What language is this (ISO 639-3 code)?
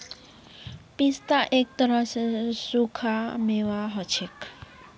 mag